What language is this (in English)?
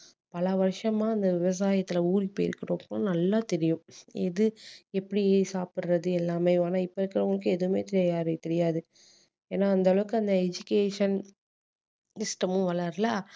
Tamil